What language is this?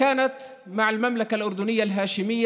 Hebrew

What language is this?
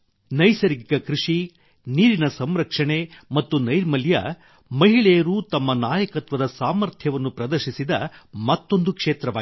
Kannada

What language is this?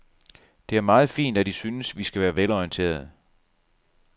Danish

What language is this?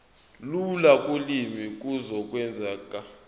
Zulu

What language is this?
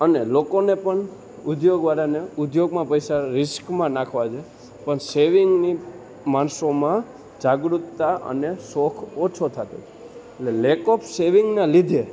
Gujarati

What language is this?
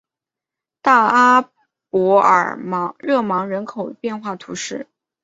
Chinese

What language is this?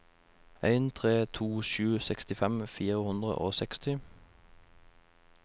Norwegian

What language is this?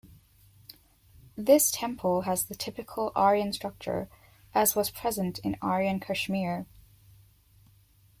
English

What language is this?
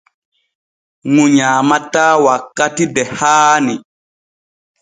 Borgu Fulfulde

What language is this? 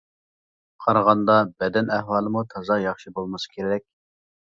Uyghur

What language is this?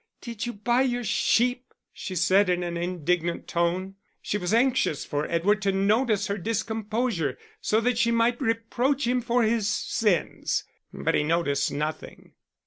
English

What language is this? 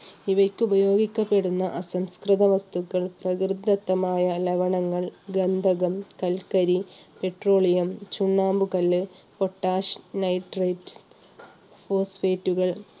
Malayalam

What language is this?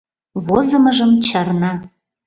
Mari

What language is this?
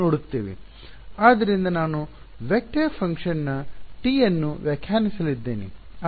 Kannada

